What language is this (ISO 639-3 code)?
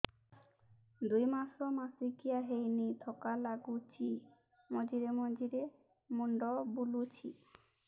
ori